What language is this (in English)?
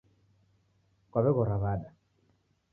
Taita